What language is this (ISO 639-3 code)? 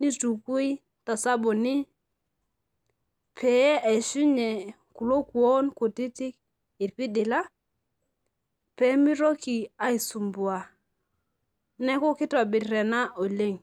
mas